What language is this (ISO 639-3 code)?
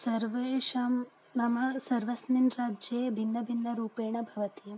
san